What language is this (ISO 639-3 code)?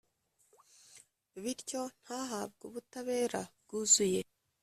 kin